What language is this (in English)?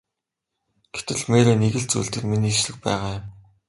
Mongolian